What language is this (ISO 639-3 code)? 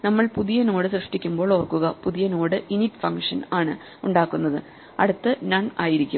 mal